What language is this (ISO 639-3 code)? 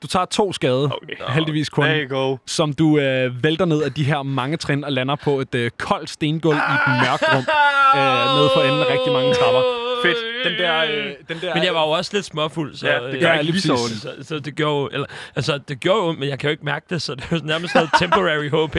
dan